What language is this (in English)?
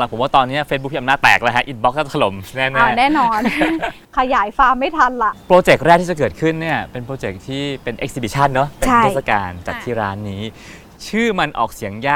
Thai